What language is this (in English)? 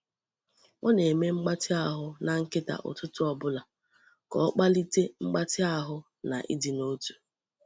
Igbo